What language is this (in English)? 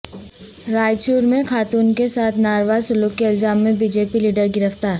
Urdu